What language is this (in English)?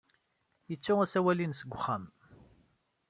Kabyle